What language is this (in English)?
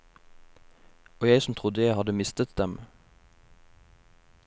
Norwegian